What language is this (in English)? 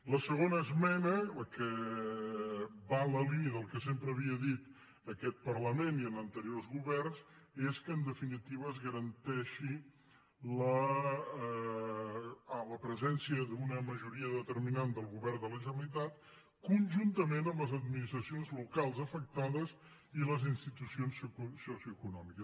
Catalan